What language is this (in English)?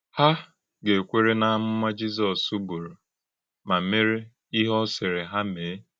Igbo